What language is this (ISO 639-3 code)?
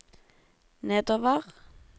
nor